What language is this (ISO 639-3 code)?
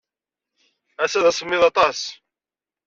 kab